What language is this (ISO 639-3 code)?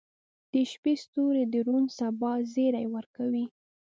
pus